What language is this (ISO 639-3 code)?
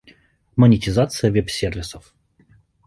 rus